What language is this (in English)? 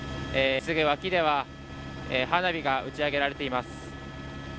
Japanese